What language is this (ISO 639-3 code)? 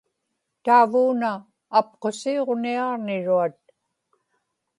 ipk